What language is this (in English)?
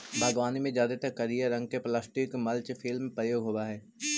Magahi